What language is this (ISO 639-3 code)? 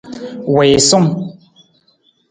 nmz